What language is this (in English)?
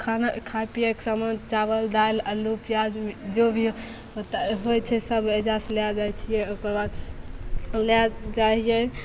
Maithili